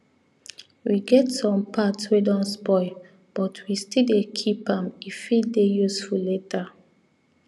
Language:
Nigerian Pidgin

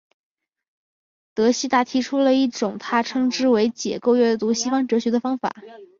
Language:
Chinese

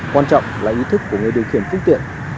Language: Vietnamese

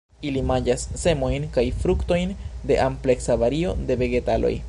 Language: Esperanto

